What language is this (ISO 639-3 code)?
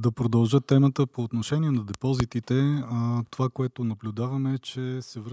bul